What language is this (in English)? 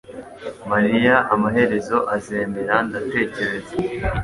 Kinyarwanda